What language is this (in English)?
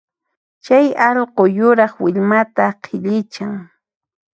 Puno Quechua